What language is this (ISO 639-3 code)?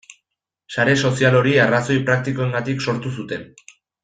eus